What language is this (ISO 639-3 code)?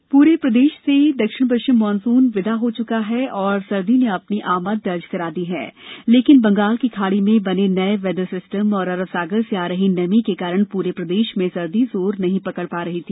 hin